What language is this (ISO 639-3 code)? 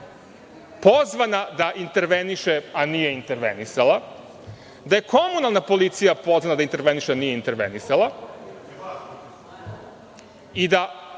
srp